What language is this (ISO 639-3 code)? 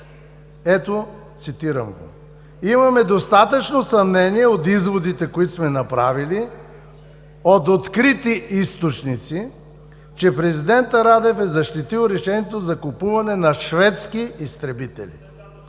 bul